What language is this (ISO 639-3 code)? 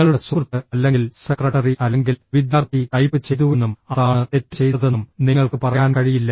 mal